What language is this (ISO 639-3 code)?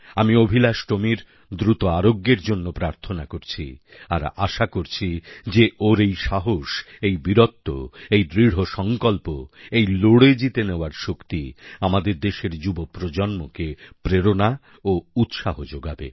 ben